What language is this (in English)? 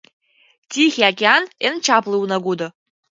Mari